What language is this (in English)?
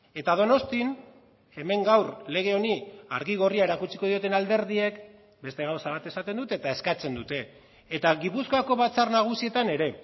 Basque